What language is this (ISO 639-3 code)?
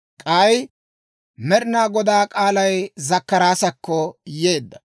dwr